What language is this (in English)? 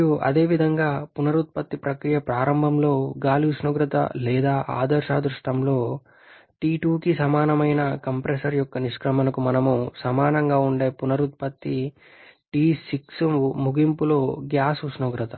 Telugu